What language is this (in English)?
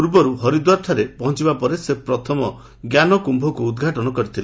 Odia